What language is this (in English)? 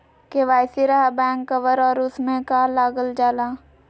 Magahi